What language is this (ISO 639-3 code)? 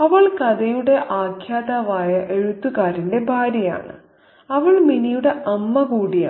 mal